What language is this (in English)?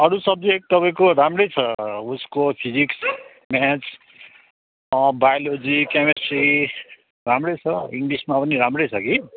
Nepali